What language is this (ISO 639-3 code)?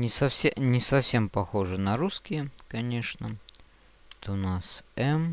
rus